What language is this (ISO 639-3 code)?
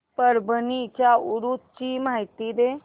mar